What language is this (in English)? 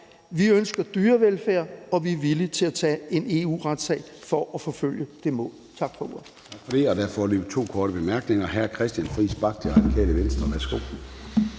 Danish